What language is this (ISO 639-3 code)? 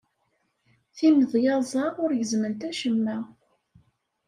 kab